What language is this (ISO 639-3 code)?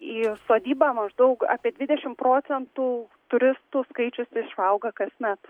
lit